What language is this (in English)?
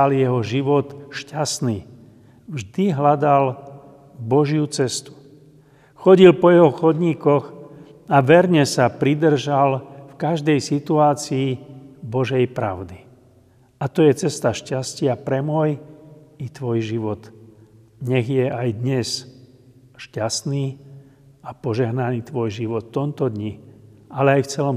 Slovak